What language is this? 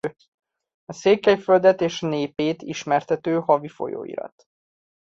Hungarian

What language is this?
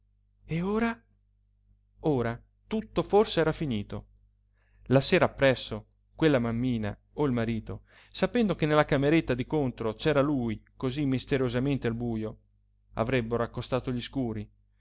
Italian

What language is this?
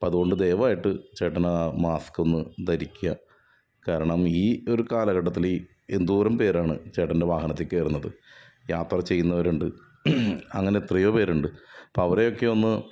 Malayalam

